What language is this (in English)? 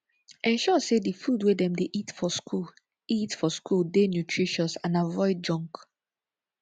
Nigerian Pidgin